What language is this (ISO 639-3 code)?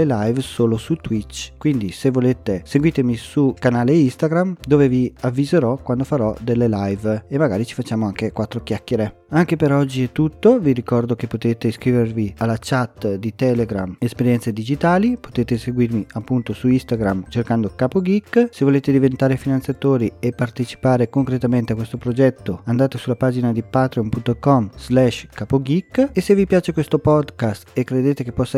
ita